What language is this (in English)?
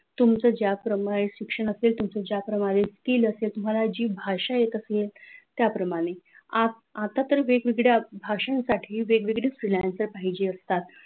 Marathi